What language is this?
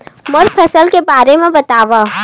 Chhattisgarhi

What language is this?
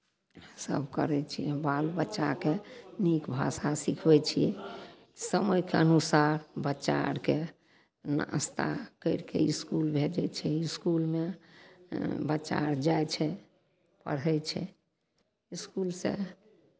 Maithili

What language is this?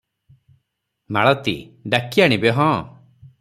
Odia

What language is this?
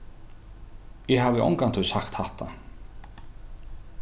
Faroese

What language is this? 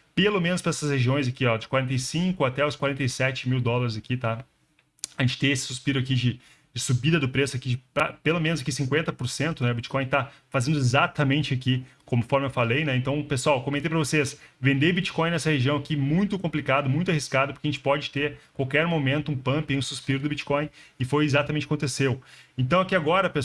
Portuguese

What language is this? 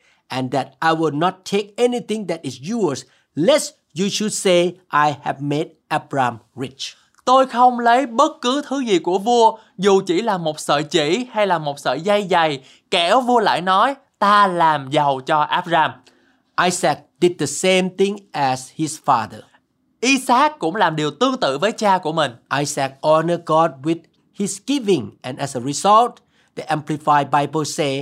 Vietnamese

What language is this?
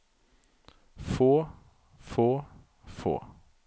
Norwegian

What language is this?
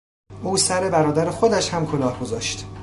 Persian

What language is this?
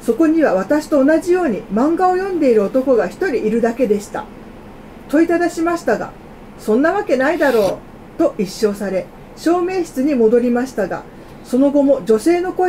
Japanese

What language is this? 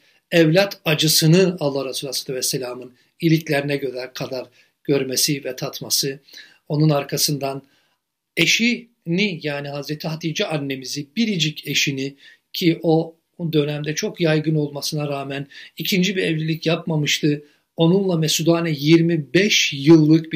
Turkish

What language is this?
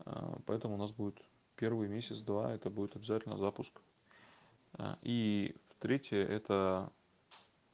Russian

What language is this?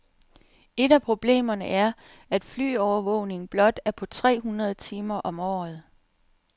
Danish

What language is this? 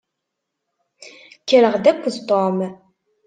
Kabyle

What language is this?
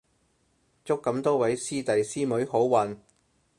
Cantonese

